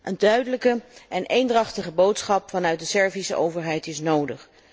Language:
Dutch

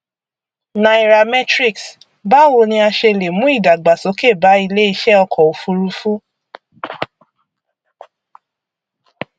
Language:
Yoruba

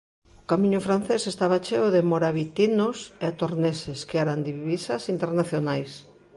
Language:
Galician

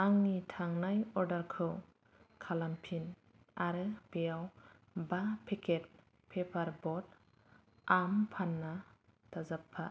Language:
Bodo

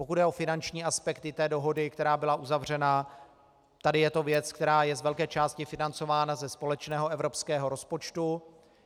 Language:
Czech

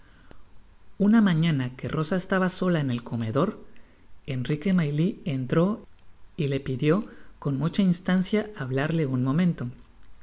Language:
Spanish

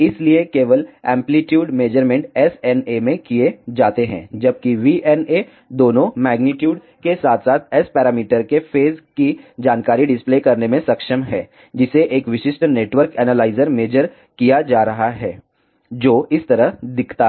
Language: Hindi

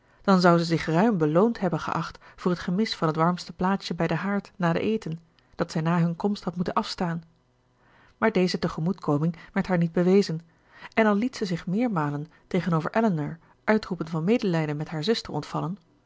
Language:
Dutch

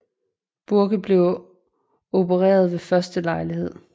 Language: Danish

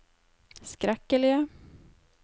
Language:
Norwegian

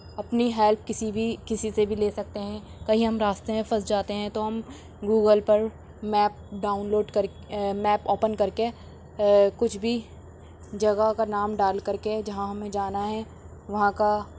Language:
Urdu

